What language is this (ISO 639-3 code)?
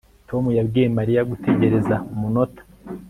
kin